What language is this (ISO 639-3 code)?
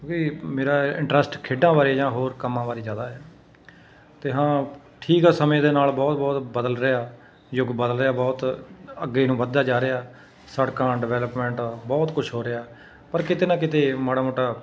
pan